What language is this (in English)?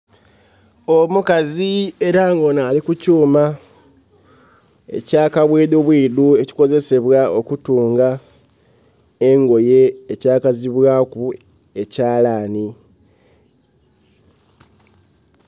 Soga